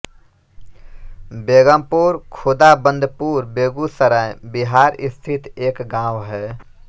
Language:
Hindi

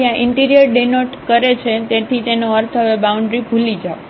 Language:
Gujarati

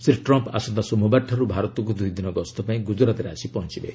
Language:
Odia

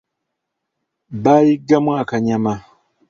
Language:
Ganda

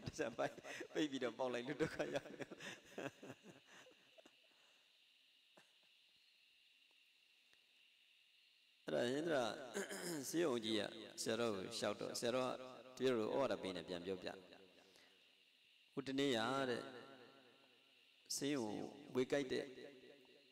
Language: Indonesian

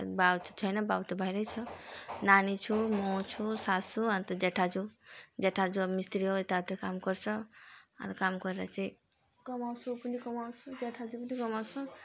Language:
Nepali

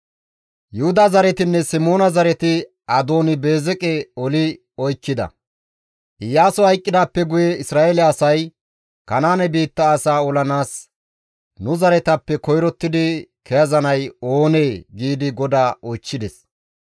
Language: Gamo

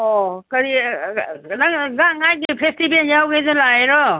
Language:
Manipuri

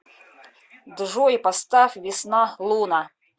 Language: Russian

